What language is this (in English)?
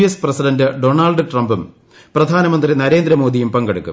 Malayalam